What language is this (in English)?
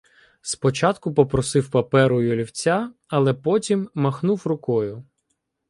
Ukrainian